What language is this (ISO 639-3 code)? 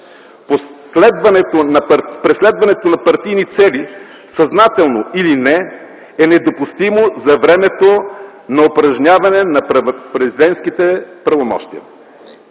bul